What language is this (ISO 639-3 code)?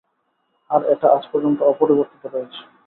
ben